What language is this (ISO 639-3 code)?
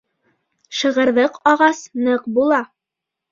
bak